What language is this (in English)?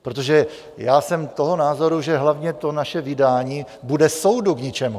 Czech